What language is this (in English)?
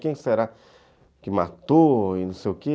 Portuguese